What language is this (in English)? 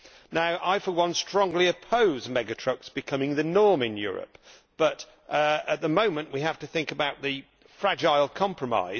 English